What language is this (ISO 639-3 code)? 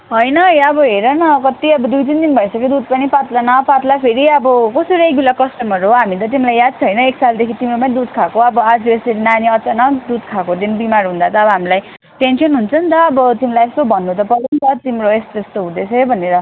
nep